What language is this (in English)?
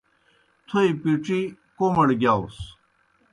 Kohistani Shina